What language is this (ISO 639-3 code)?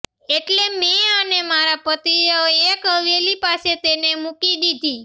guj